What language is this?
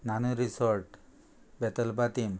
Konkani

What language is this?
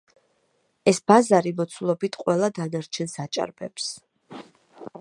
Georgian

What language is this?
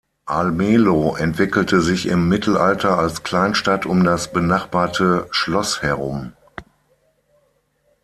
German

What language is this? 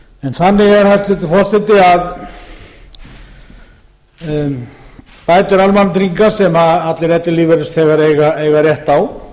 Icelandic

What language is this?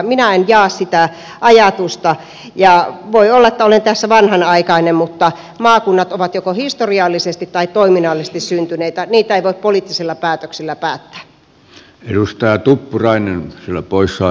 Finnish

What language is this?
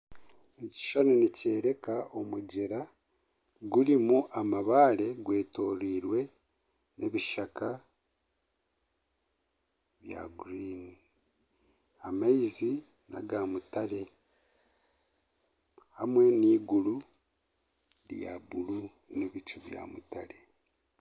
Nyankole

